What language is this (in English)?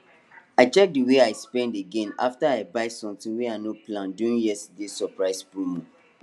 Nigerian Pidgin